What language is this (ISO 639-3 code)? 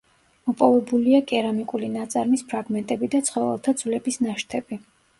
kat